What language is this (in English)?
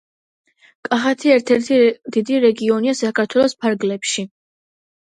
Georgian